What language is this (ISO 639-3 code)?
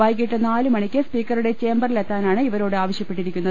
mal